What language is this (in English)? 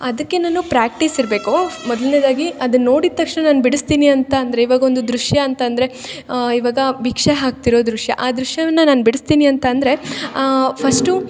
Kannada